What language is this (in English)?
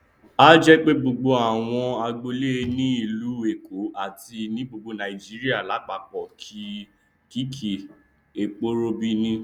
Yoruba